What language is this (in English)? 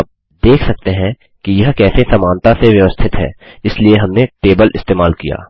Hindi